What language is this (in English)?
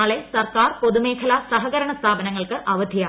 Malayalam